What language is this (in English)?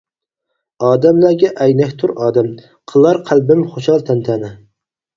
Uyghur